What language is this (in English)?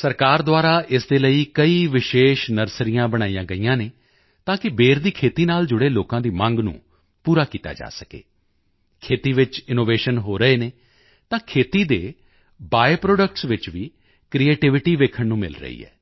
Punjabi